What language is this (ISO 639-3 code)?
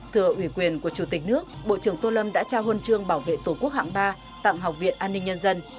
vie